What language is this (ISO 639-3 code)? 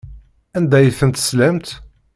kab